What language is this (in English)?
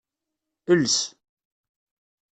Kabyle